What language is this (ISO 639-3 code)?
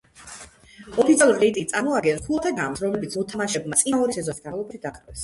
kat